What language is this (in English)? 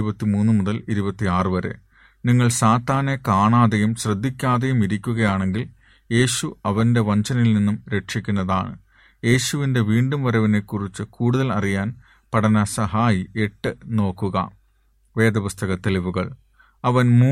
Malayalam